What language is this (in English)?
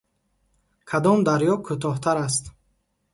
Tajik